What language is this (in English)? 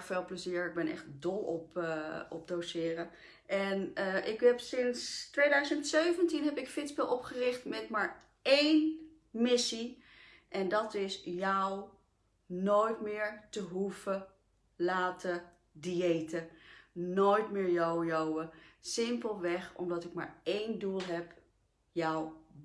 Dutch